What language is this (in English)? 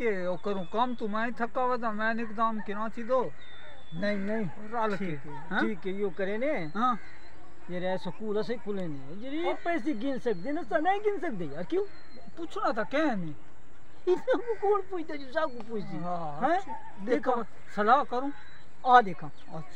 Romanian